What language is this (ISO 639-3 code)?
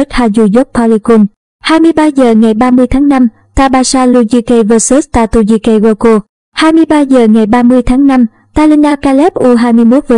vie